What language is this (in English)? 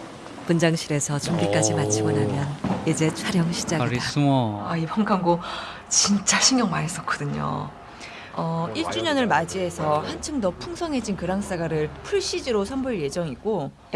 Korean